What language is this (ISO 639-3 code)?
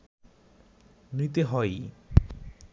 ben